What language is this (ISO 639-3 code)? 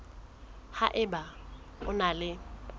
sot